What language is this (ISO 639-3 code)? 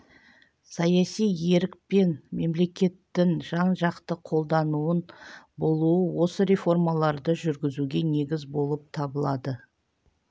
kaz